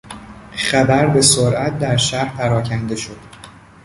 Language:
Persian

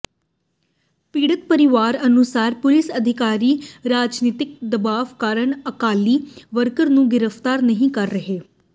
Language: Punjabi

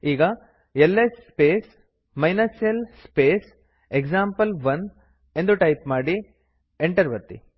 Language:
Kannada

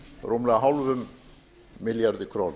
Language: Icelandic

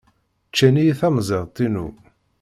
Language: Kabyle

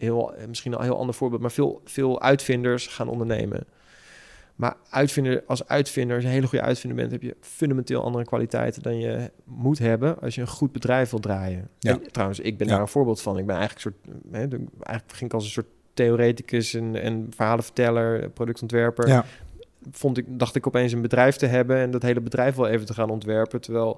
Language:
Dutch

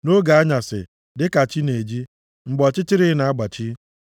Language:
Igbo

